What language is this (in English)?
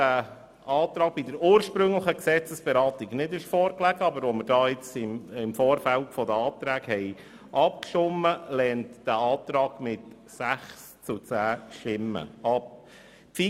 Swiss German